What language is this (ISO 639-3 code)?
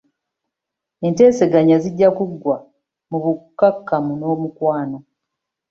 lug